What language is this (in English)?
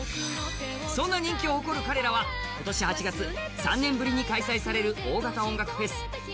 Japanese